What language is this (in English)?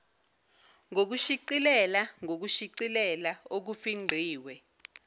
Zulu